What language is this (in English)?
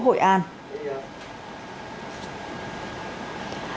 Vietnamese